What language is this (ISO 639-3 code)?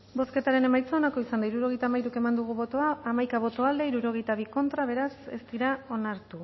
eus